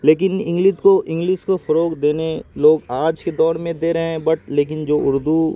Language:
Urdu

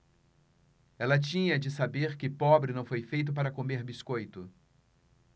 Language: Portuguese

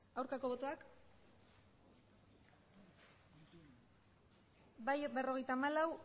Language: Basque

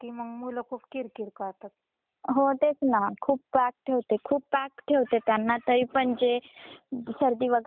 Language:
Marathi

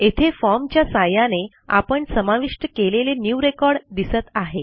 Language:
Marathi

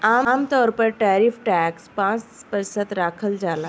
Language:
Bhojpuri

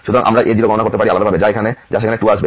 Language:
Bangla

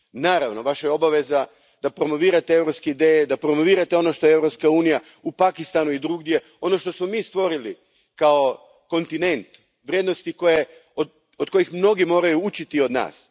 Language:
Croatian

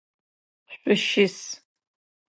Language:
Adyghe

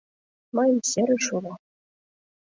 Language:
Mari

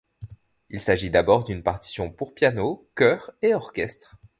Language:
French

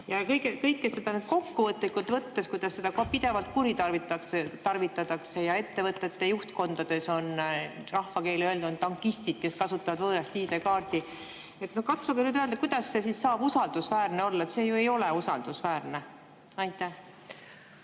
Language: Estonian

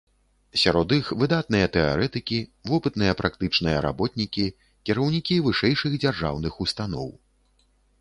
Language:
Belarusian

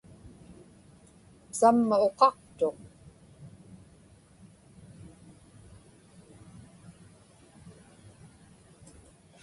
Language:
Inupiaq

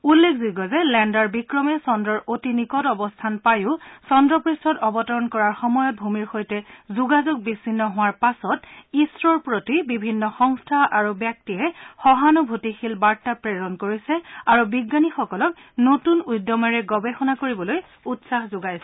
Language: Assamese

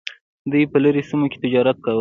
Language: Pashto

